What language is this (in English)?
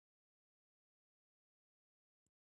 Pashto